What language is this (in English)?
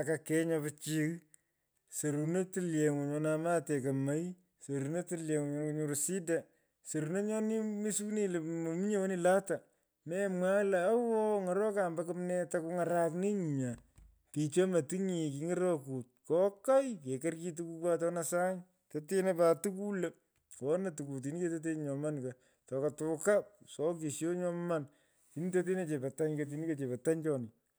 Pökoot